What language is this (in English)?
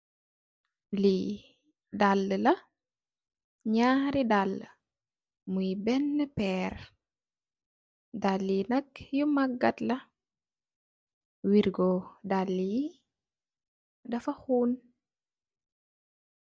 Wolof